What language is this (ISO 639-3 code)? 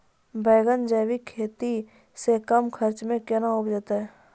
mai